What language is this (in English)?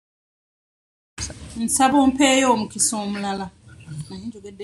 Ganda